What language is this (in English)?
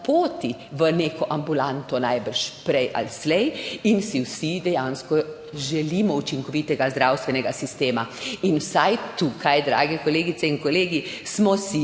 Slovenian